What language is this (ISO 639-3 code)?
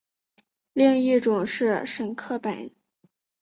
zho